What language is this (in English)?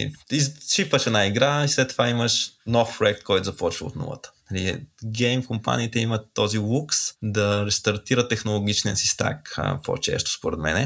Bulgarian